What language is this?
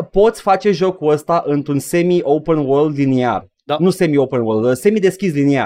Romanian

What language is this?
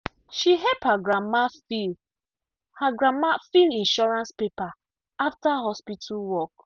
Nigerian Pidgin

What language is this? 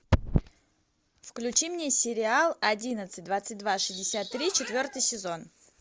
Russian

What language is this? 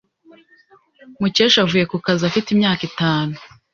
Kinyarwanda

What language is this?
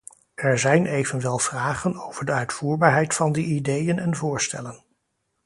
Dutch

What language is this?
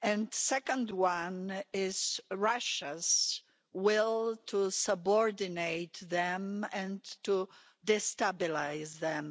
English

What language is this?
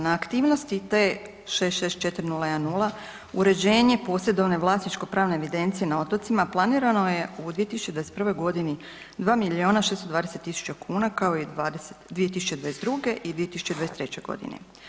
Croatian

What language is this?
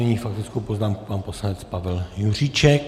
Czech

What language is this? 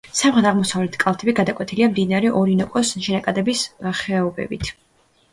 Georgian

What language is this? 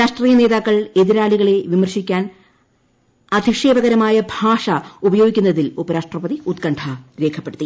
Malayalam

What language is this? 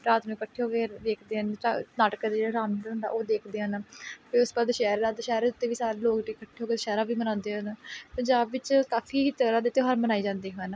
Punjabi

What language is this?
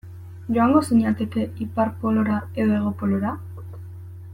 Basque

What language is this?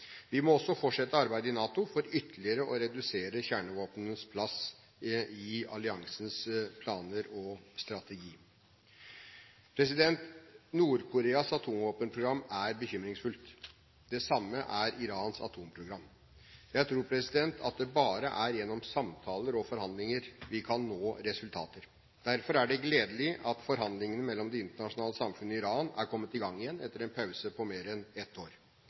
Norwegian Bokmål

